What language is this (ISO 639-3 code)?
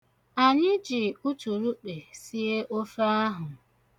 ibo